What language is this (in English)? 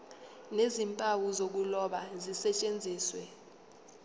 Zulu